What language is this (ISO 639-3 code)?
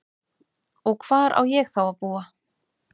isl